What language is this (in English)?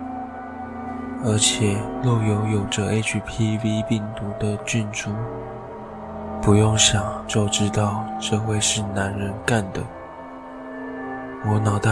Chinese